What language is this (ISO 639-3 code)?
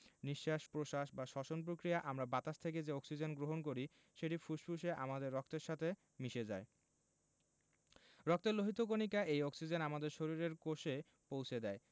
ben